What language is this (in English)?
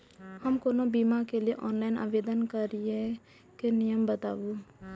Maithili